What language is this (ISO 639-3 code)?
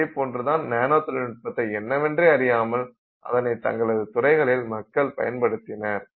tam